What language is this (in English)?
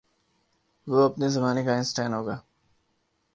Urdu